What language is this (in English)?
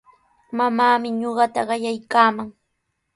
Sihuas Ancash Quechua